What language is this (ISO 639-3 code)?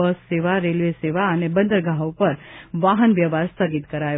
guj